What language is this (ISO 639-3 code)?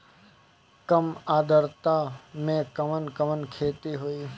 bho